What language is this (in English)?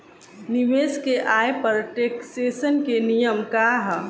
Bhojpuri